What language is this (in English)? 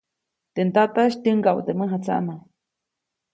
Copainalá Zoque